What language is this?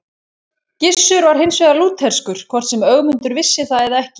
Icelandic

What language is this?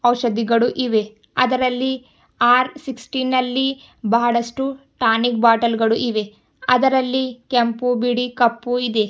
Kannada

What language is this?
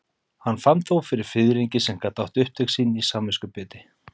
Icelandic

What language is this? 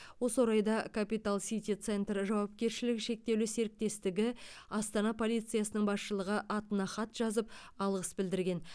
Kazakh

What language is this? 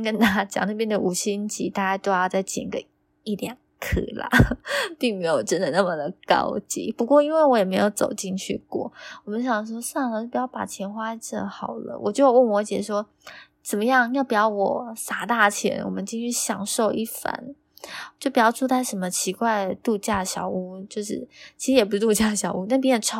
Chinese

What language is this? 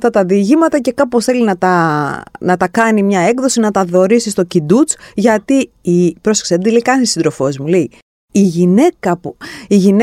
Greek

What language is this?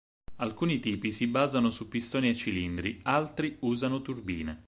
Italian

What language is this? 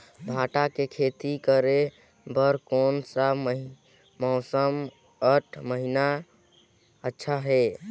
Chhattisgarhi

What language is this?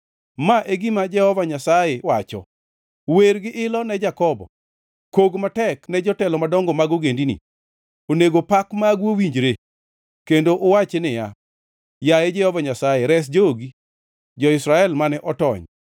Luo (Kenya and Tanzania)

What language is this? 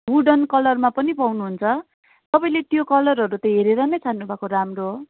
Nepali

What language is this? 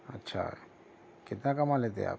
Urdu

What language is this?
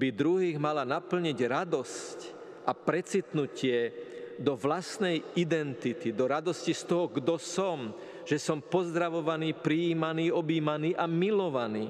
Slovak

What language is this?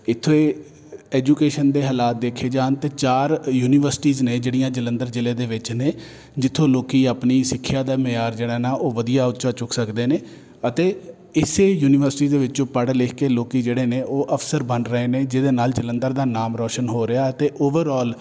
Punjabi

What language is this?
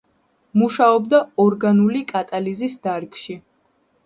Georgian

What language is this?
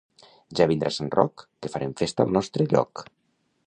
Catalan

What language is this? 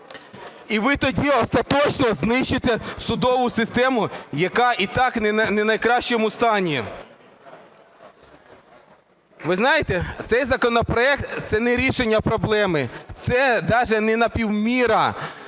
Ukrainian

